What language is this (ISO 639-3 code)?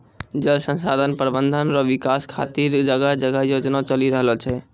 mai